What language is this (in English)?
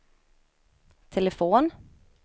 Swedish